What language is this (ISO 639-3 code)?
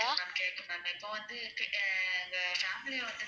tam